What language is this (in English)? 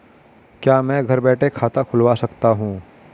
Hindi